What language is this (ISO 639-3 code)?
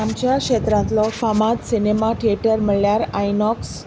kok